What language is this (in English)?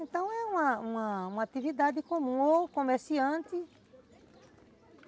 Portuguese